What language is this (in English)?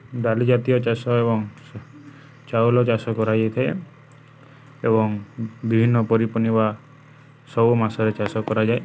Odia